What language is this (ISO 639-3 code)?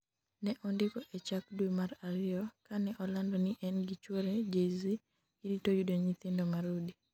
luo